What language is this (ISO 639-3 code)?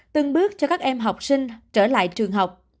vie